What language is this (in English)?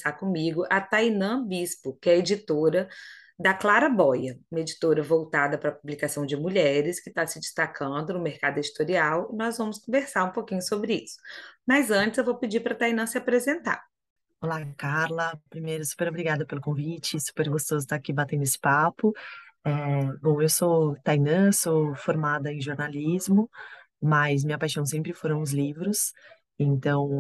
Portuguese